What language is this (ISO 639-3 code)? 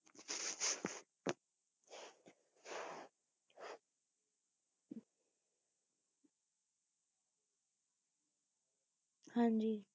pan